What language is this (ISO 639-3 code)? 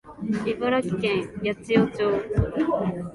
jpn